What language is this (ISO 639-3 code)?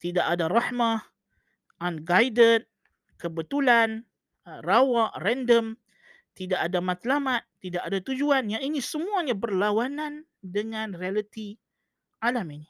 msa